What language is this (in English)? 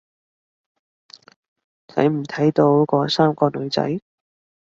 Cantonese